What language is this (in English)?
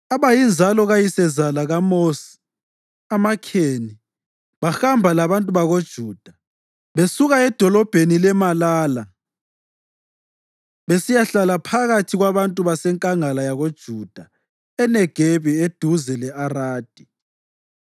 North Ndebele